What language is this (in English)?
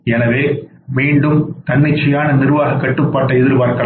Tamil